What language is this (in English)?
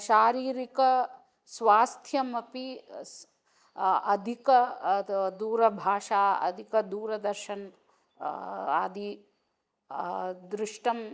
Sanskrit